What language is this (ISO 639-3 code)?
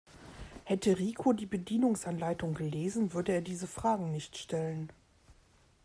deu